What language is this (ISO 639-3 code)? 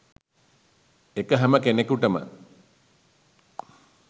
sin